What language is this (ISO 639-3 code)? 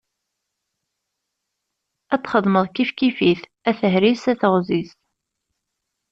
kab